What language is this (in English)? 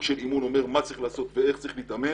Hebrew